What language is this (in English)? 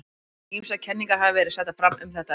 Icelandic